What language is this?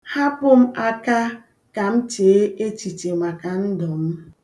Igbo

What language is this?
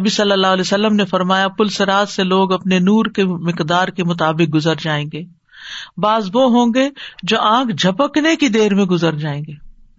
Urdu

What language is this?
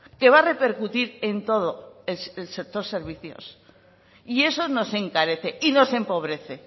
Spanish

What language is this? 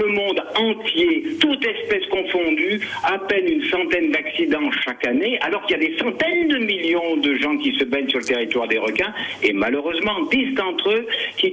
French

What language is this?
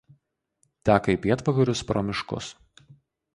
Lithuanian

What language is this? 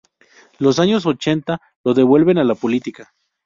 Spanish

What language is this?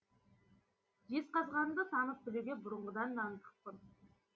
Kazakh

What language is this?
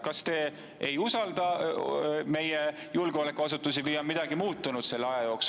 Estonian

